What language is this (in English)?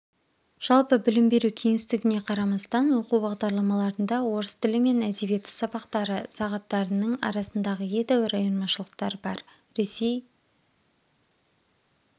Kazakh